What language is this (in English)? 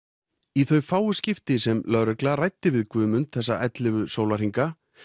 Icelandic